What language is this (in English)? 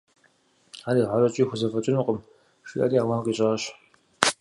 Kabardian